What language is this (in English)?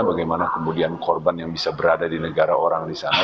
Indonesian